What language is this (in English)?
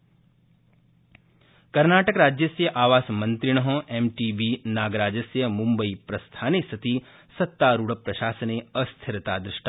Sanskrit